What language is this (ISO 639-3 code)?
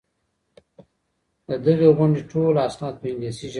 pus